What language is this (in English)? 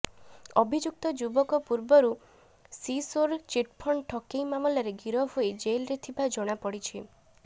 Odia